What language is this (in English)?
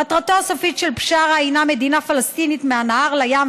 Hebrew